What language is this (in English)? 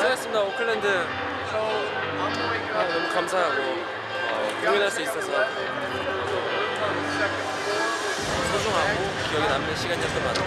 Korean